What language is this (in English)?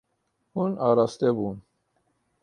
Kurdish